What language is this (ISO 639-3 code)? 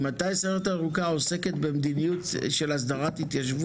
heb